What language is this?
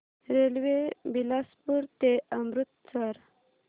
Marathi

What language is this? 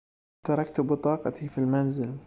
Arabic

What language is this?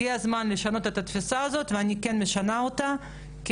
Hebrew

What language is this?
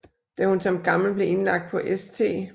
Danish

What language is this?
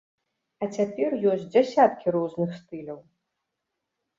Belarusian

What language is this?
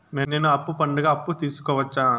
Telugu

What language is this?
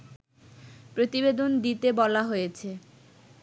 Bangla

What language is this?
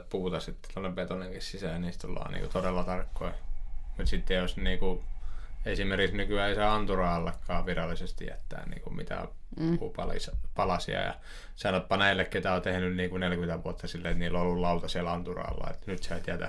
Finnish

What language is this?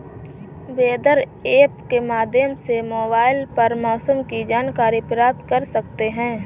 Hindi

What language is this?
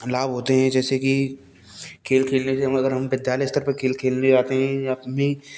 Hindi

